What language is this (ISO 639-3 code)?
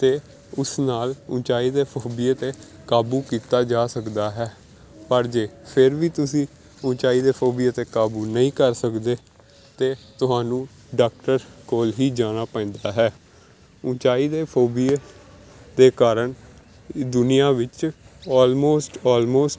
pan